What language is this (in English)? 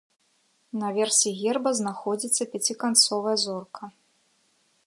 Belarusian